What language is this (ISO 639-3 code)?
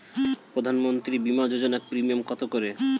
ben